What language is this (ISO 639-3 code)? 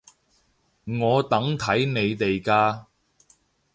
yue